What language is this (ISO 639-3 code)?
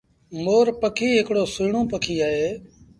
sbn